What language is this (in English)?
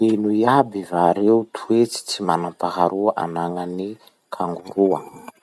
Masikoro Malagasy